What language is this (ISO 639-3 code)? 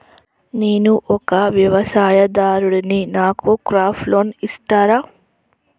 tel